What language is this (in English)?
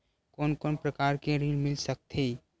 Chhattisgarhi